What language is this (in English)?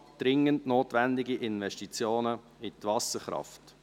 Swiss German